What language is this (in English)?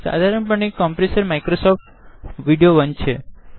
Gujarati